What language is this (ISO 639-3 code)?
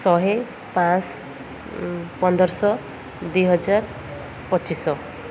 ori